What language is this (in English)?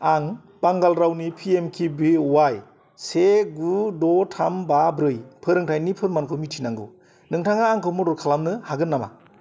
Bodo